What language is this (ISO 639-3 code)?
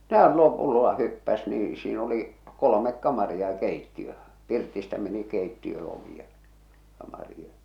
fin